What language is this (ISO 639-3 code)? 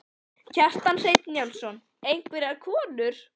isl